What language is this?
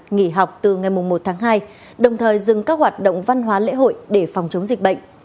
Vietnamese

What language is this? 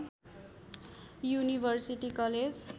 Nepali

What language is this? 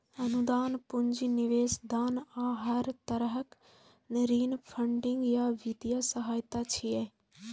Maithili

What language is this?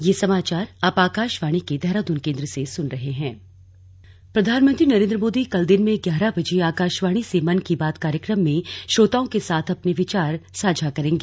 Hindi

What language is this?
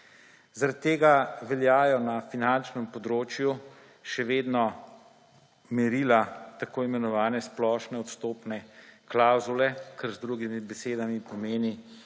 Slovenian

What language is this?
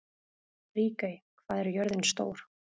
Icelandic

